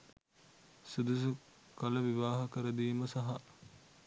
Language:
Sinhala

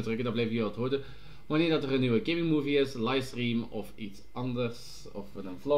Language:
Dutch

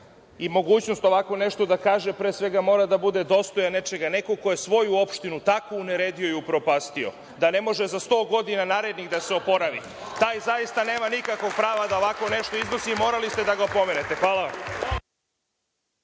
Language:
Serbian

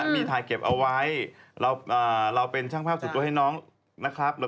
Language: Thai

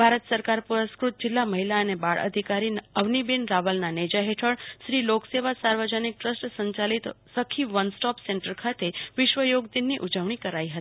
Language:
Gujarati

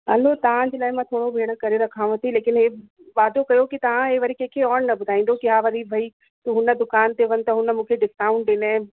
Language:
Sindhi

